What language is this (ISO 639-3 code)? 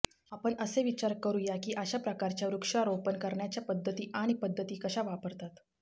mar